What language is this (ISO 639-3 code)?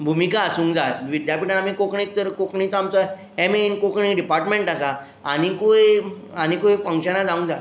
kok